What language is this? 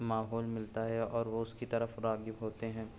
Urdu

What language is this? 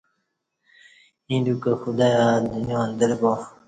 Kati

